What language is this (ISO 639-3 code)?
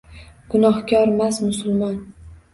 uzb